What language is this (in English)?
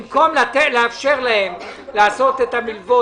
Hebrew